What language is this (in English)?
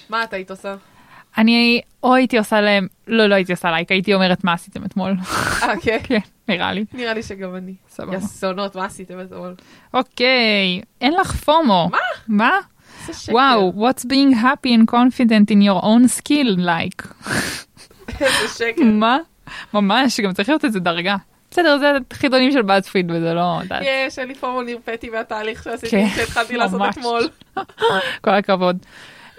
Hebrew